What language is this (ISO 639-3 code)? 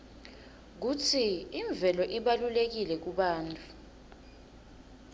ssw